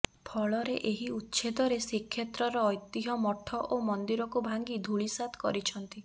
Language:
Odia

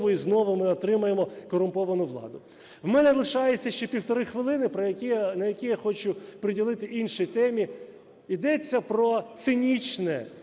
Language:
Ukrainian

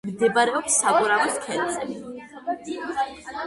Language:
Georgian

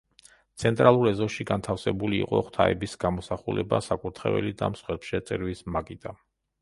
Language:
Georgian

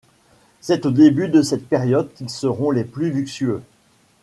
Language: French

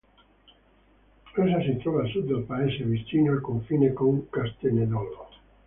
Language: Italian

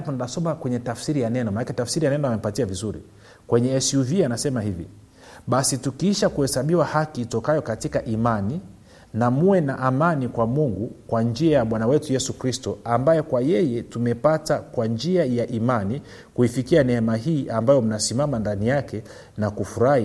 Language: Swahili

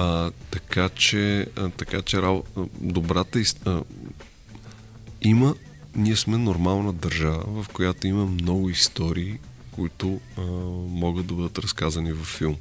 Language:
Bulgarian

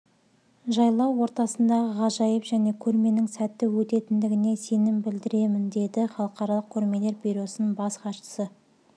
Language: Kazakh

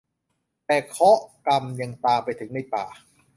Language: Thai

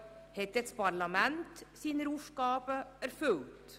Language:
Swiss German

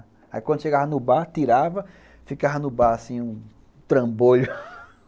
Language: Portuguese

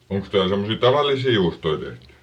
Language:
Finnish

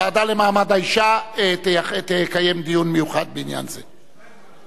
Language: Hebrew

